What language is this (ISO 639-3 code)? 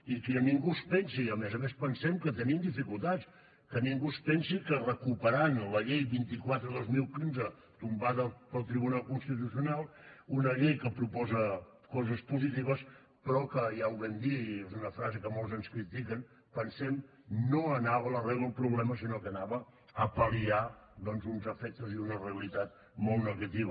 cat